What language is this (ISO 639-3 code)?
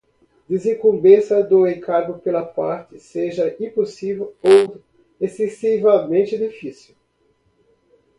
por